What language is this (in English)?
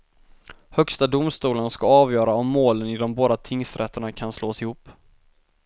Swedish